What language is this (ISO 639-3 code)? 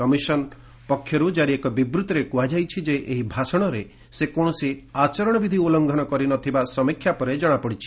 ori